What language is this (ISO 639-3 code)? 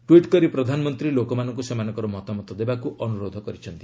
ori